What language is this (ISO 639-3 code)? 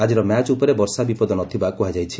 ori